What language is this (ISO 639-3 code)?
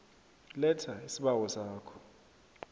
nbl